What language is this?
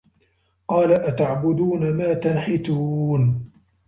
Arabic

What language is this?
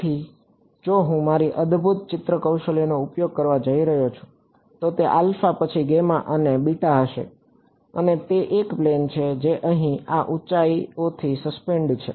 Gujarati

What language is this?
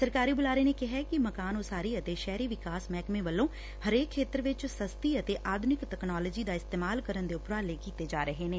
Punjabi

